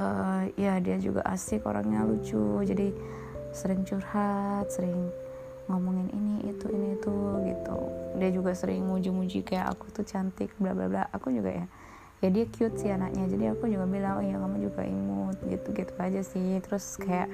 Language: Indonesian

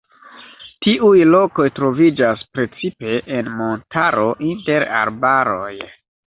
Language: Esperanto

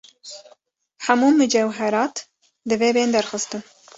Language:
Kurdish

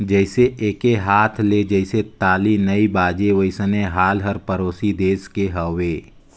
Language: Chhattisgarhi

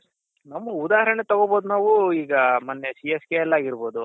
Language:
Kannada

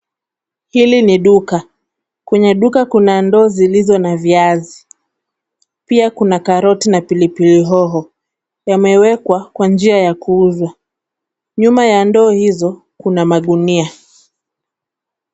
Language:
Swahili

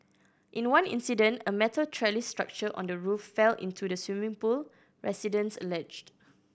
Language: English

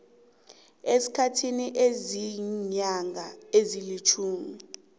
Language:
South Ndebele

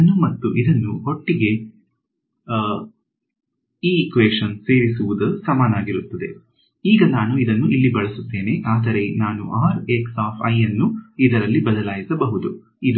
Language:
Kannada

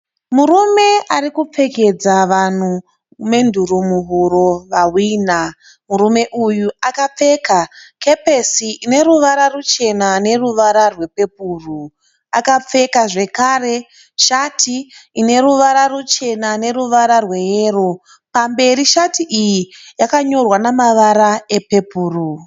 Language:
Shona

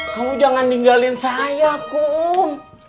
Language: Indonesian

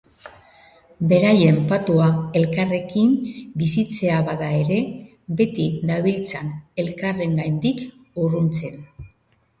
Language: Basque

